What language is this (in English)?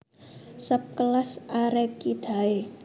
Javanese